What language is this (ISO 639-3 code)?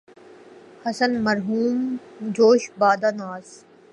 urd